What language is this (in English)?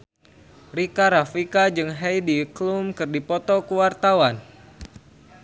Sundanese